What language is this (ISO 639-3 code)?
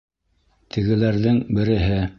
bak